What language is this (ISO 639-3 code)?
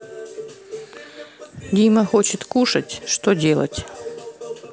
rus